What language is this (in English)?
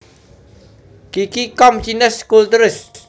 Javanese